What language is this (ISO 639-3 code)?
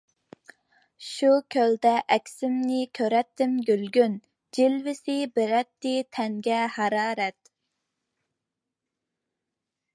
uig